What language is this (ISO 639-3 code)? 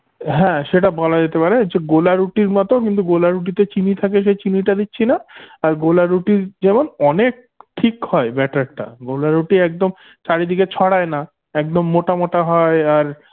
ben